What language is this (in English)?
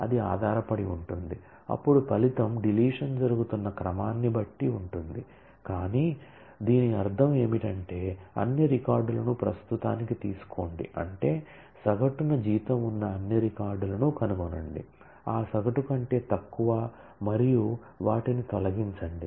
Telugu